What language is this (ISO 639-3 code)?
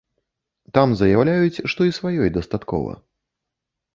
bel